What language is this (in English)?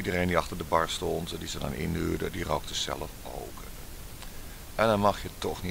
Dutch